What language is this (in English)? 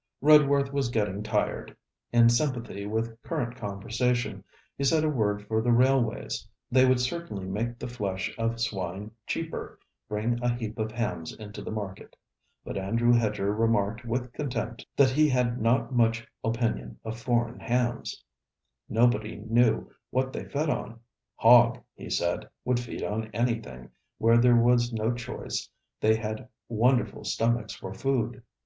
English